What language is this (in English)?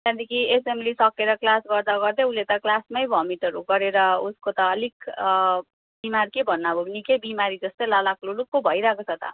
Nepali